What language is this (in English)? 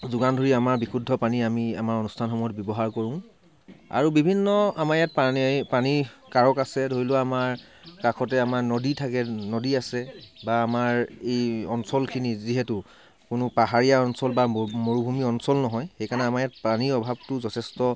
Assamese